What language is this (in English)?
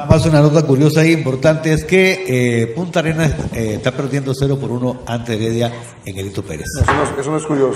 Spanish